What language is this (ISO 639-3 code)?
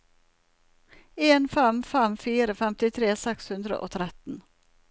nor